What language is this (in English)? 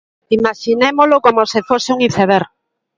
Galician